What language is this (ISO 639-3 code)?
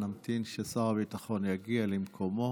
heb